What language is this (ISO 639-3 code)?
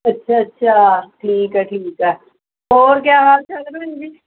pan